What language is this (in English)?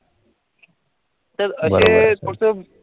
Marathi